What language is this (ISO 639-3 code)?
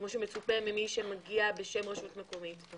heb